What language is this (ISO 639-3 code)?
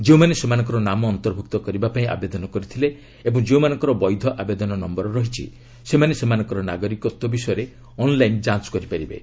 ori